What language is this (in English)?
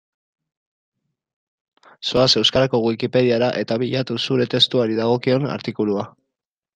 Basque